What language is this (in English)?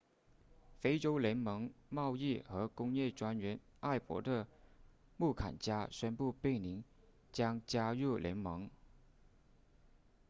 Chinese